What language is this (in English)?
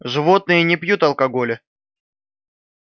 Russian